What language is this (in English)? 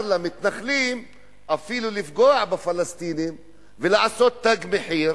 Hebrew